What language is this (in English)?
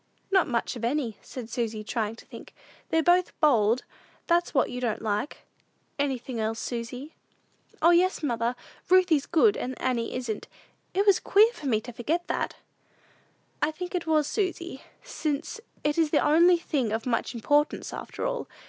English